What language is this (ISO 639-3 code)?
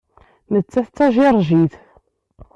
kab